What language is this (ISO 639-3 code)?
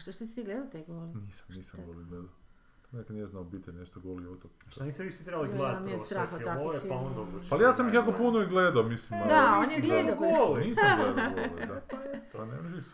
hrv